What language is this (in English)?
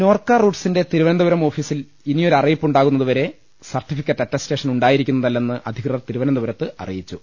Malayalam